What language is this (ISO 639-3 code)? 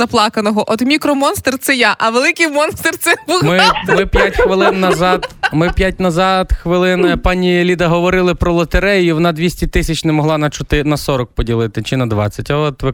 ukr